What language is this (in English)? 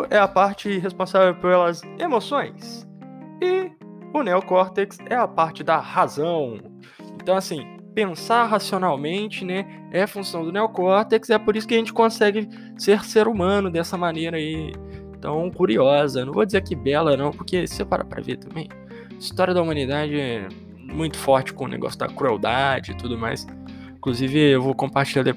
Portuguese